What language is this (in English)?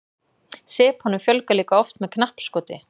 Icelandic